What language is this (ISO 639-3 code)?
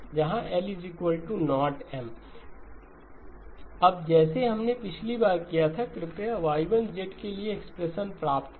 hin